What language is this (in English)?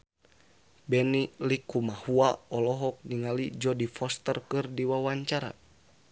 Sundanese